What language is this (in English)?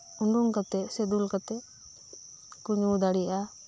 Santali